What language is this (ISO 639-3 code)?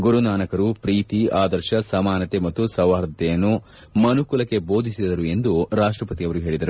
kan